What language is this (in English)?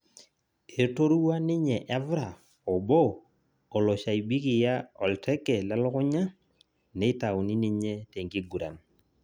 Masai